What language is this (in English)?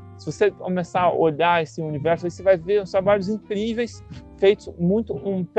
Portuguese